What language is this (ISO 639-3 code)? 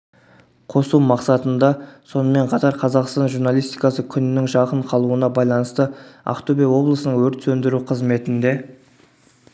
kaz